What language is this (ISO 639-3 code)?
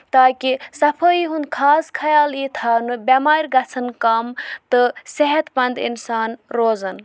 kas